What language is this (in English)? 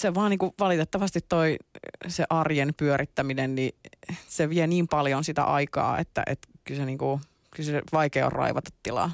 Finnish